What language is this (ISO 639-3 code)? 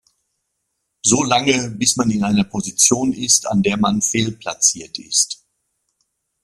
deu